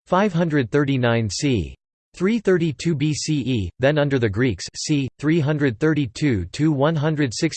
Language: English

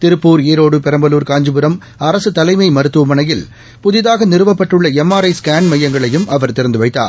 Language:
Tamil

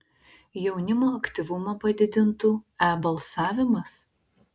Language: Lithuanian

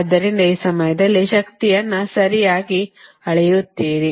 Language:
Kannada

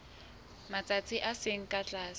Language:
Southern Sotho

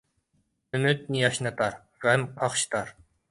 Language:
Uyghur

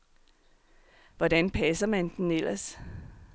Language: Danish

